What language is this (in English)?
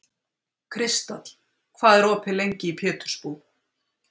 Icelandic